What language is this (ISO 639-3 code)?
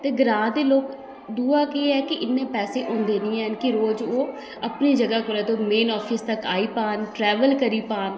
doi